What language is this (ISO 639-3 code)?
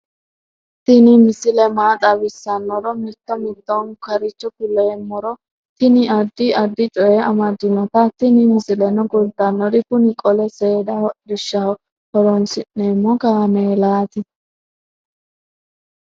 sid